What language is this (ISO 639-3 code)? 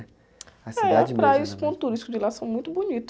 por